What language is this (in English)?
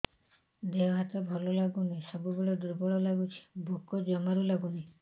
Odia